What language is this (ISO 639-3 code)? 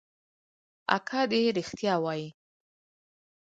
pus